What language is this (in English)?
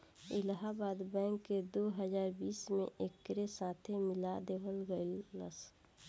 Bhojpuri